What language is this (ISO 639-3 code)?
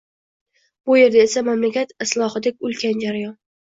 uzb